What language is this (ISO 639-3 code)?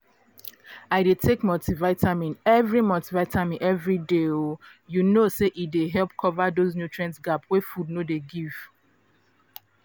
pcm